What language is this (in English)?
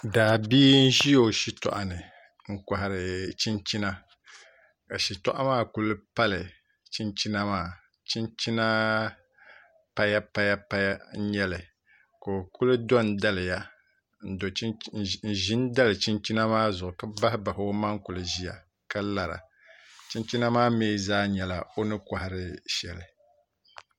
Dagbani